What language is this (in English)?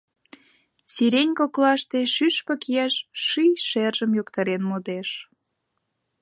Mari